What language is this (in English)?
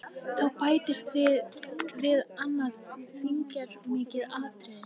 Icelandic